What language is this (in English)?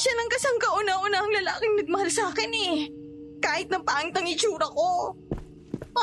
Filipino